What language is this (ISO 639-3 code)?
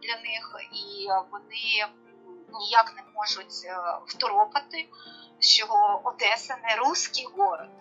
ukr